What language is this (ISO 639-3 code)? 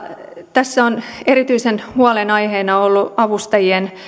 fin